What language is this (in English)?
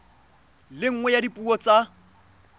Tswana